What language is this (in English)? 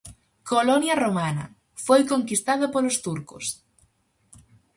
Galician